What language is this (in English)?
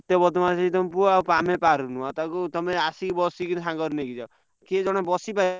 Odia